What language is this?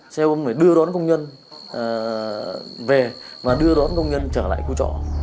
Vietnamese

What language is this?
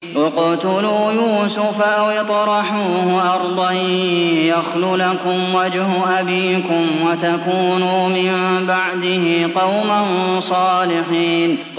Arabic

